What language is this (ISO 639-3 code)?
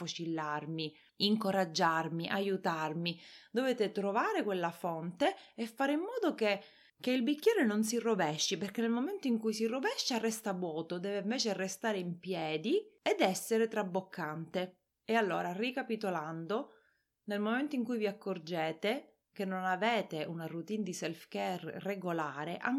ita